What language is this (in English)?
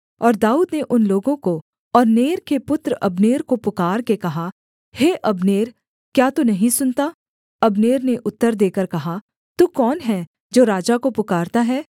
Hindi